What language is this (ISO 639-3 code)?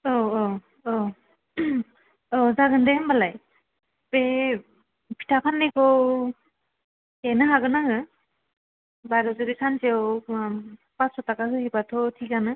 brx